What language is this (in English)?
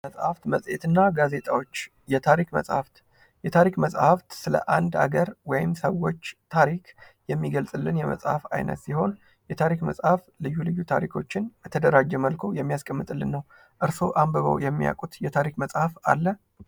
Amharic